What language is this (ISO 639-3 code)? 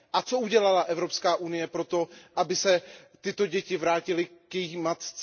ces